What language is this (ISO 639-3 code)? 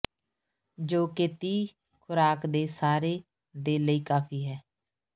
pan